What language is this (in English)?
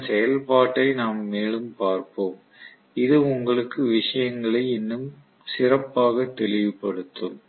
Tamil